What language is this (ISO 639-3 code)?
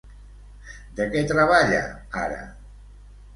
cat